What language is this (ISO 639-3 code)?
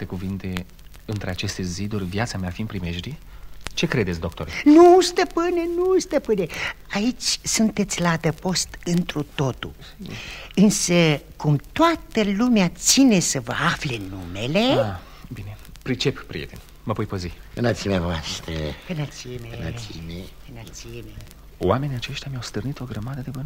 ron